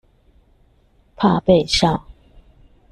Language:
Chinese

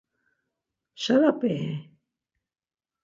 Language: Laz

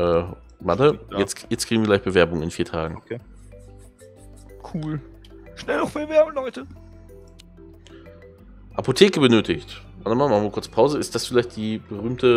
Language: German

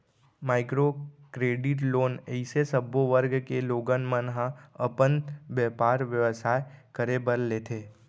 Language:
Chhattisgarhi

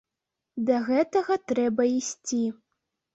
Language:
Belarusian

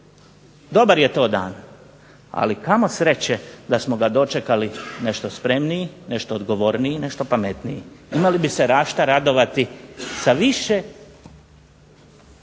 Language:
Croatian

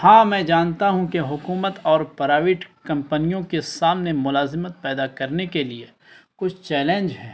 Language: Urdu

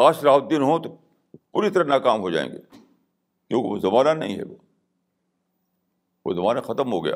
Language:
Urdu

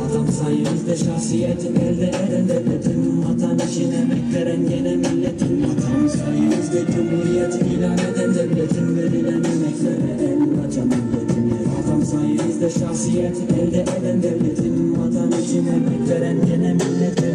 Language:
Turkish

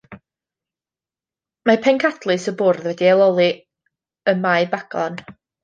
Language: Welsh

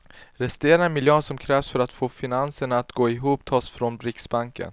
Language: Swedish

